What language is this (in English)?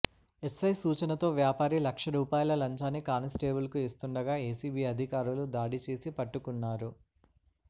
Telugu